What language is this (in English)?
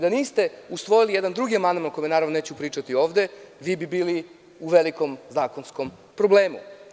Serbian